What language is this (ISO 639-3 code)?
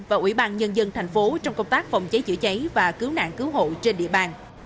vie